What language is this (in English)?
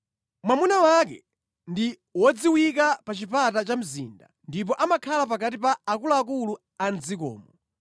Nyanja